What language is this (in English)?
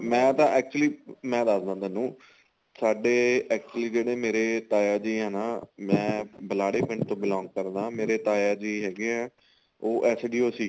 Punjabi